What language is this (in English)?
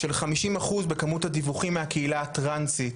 Hebrew